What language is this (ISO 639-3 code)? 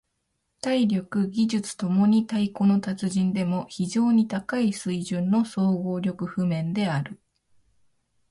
jpn